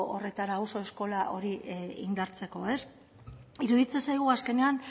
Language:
Basque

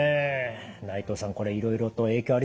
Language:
Japanese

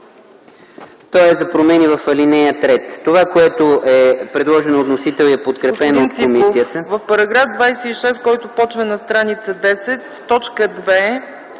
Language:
Bulgarian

